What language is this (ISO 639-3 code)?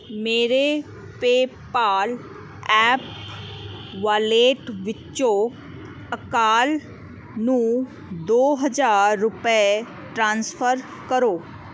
pan